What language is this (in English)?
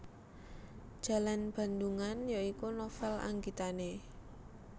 Javanese